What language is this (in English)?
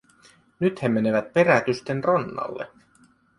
Finnish